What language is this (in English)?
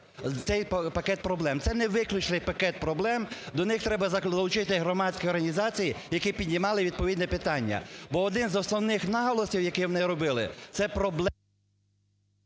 Ukrainian